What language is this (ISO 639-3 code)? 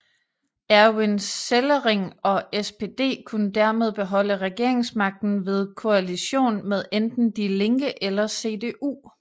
dan